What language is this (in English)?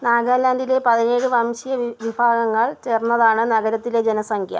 Malayalam